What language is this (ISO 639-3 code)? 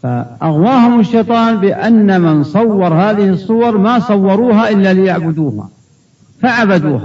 ara